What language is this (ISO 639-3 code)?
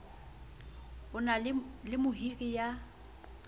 sot